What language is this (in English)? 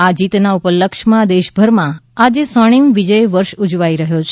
Gujarati